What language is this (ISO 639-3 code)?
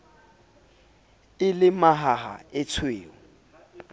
sot